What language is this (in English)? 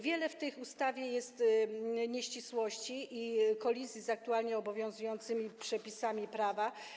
Polish